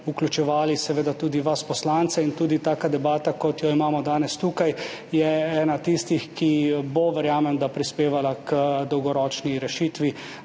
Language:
Slovenian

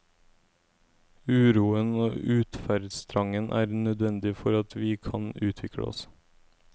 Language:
Norwegian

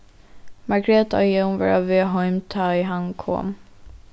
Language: Faroese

